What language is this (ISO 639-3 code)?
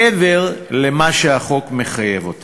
heb